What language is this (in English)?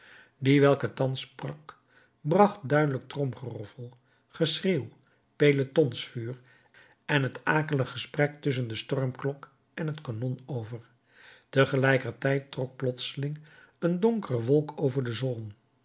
Dutch